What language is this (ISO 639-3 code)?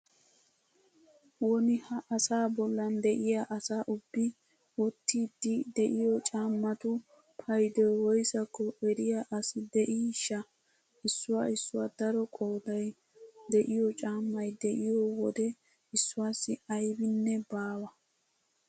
wal